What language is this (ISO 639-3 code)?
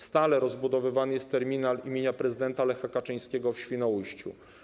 pol